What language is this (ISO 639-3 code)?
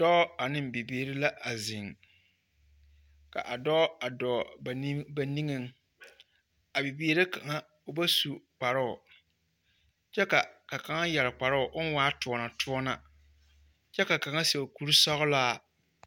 dga